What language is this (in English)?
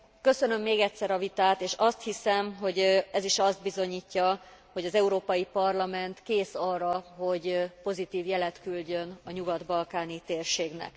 Hungarian